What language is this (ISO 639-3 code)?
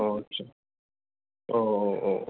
brx